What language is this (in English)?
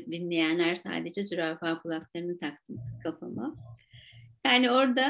Turkish